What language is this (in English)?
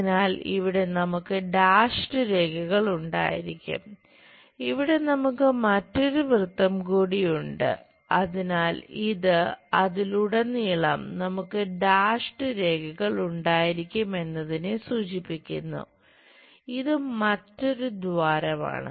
Malayalam